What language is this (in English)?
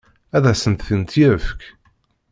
Kabyle